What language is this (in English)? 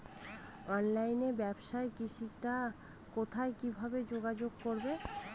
Bangla